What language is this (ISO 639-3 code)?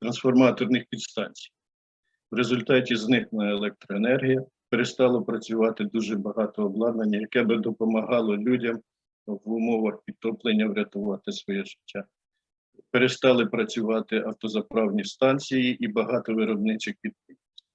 ukr